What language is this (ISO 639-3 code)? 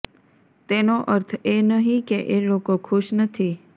guj